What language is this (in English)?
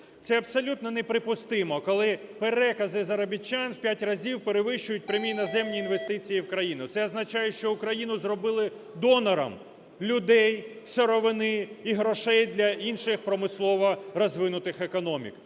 Ukrainian